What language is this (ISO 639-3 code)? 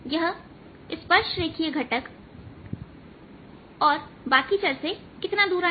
hin